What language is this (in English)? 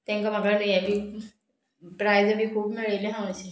Konkani